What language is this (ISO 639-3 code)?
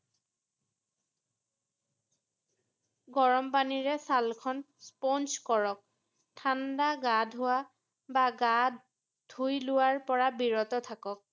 asm